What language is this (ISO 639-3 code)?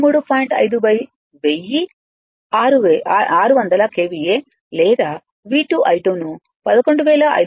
tel